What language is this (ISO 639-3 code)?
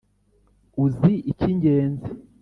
kin